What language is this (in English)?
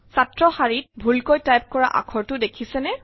Assamese